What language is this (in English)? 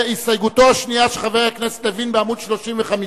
Hebrew